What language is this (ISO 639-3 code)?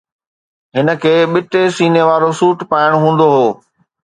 snd